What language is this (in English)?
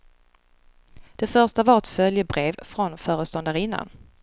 Swedish